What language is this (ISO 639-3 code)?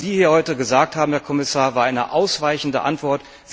deu